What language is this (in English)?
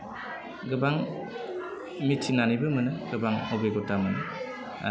Bodo